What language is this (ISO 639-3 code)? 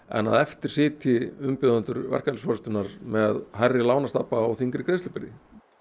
isl